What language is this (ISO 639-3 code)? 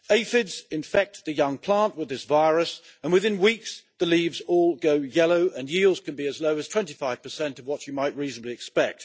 eng